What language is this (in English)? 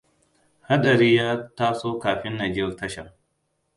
Hausa